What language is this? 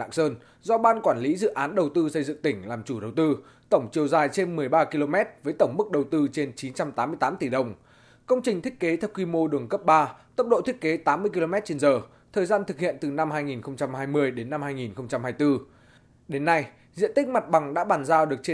Vietnamese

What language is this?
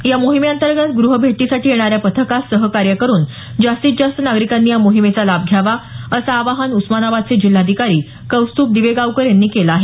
Marathi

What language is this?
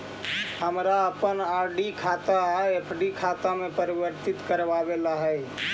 Magahi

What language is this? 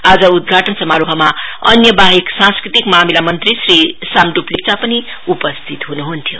Nepali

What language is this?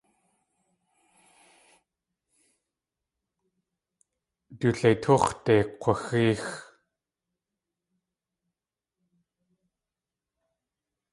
Tlingit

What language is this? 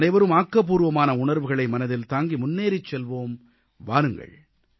Tamil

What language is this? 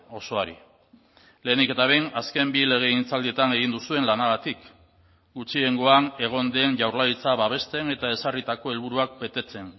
Basque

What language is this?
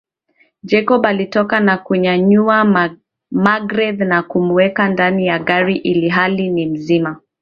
Swahili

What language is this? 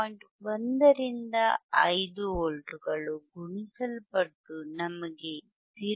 Kannada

